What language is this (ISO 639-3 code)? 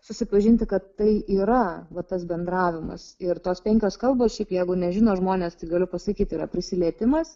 lit